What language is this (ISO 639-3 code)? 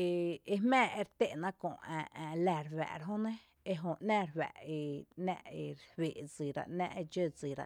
cte